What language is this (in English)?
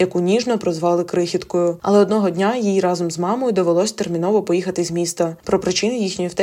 Ukrainian